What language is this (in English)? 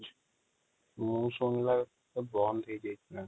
Odia